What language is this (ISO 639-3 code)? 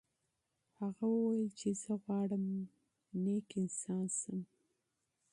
pus